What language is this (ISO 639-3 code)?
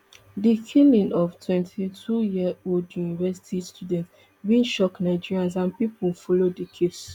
pcm